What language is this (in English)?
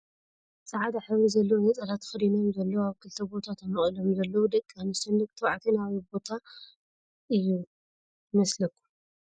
Tigrinya